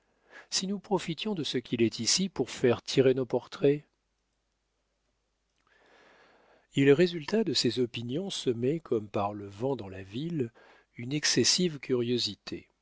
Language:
French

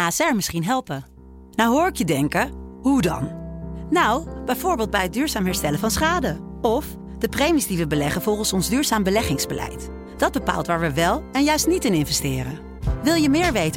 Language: Dutch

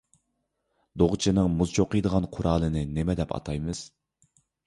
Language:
Uyghur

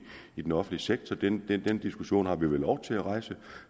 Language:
Danish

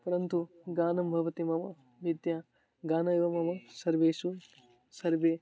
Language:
Sanskrit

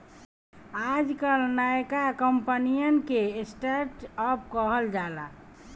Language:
Bhojpuri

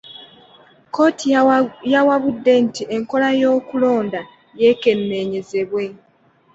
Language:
Ganda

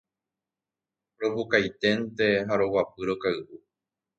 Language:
Guarani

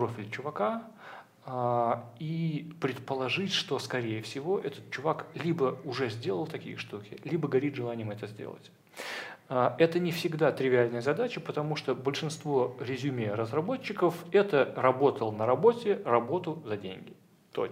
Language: Russian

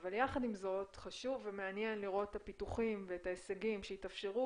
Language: Hebrew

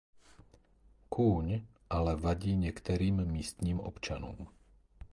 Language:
Czech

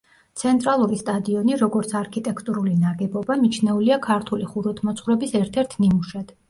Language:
Georgian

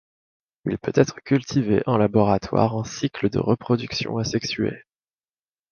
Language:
French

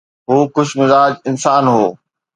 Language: Sindhi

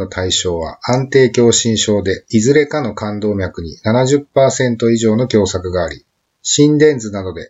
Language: Japanese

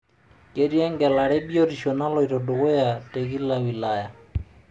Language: Masai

